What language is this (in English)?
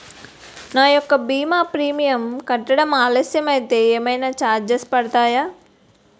Telugu